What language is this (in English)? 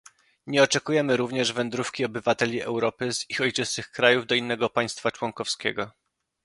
Polish